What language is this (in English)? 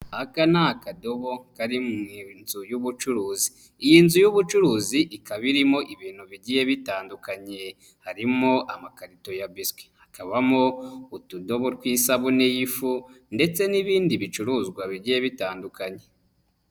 Kinyarwanda